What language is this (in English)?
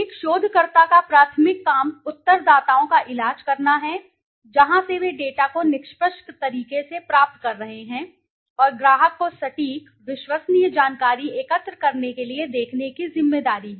Hindi